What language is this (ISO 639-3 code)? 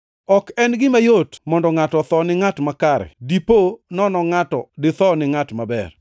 luo